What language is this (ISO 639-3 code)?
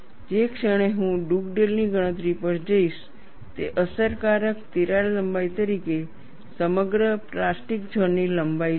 guj